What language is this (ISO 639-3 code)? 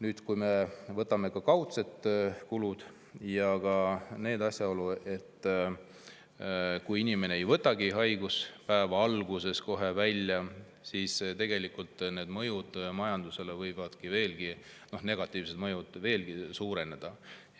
est